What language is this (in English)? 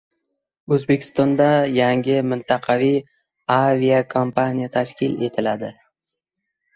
Uzbek